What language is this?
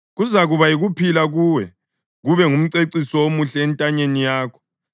North Ndebele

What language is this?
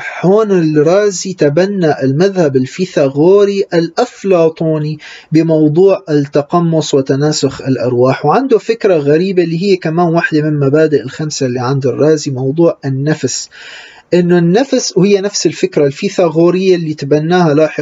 Arabic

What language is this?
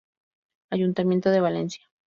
Spanish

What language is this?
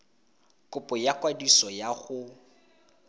Tswana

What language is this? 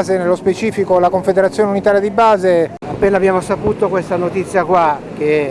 Italian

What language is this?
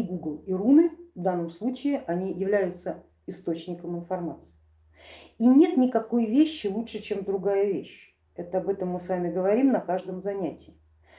Russian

